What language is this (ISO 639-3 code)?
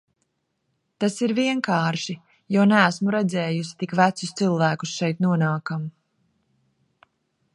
lav